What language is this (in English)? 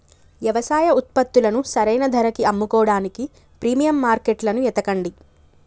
Telugu